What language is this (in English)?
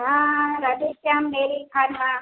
Gujarati